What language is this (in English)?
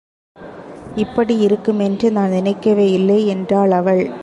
Tamil